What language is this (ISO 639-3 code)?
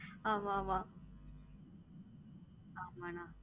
tam